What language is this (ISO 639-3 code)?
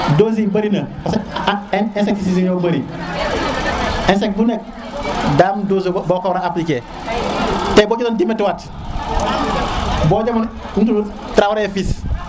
srr